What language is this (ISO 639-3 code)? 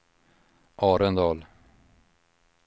swe